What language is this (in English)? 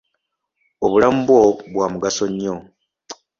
Ganda